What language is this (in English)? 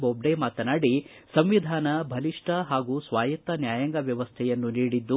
Kannada